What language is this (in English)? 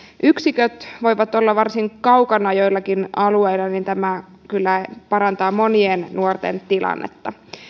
Finnish